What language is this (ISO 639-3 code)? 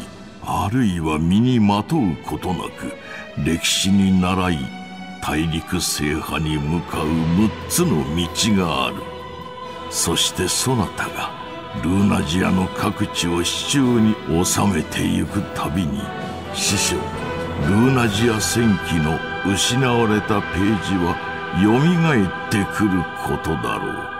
jpn